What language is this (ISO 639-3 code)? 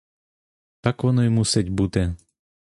ukr